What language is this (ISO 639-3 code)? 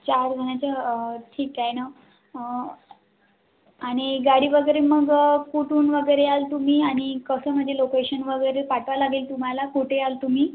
mar